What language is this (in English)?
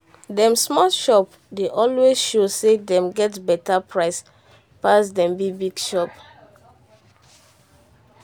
Nigerian Pidgin